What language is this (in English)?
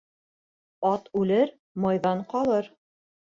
Bashkir